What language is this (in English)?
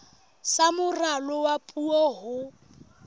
Southern Sotho